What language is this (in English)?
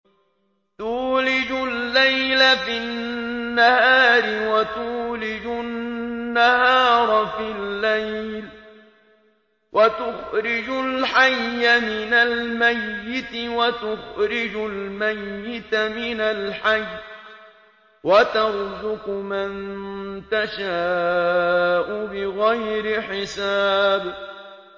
Arabic